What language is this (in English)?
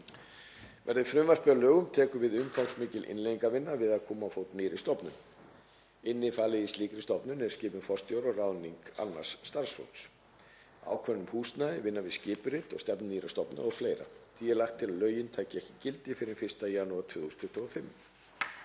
Icelandic